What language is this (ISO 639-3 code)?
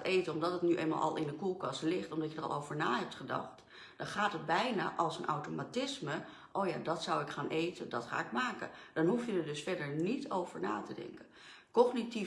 nld